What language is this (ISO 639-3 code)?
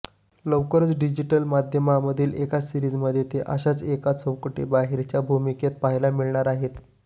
mar